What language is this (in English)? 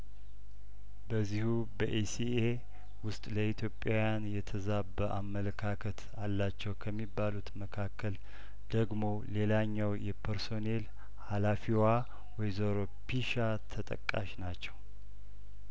Amharic